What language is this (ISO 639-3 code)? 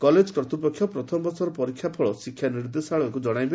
ori